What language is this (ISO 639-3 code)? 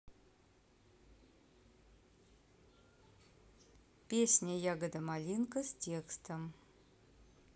rus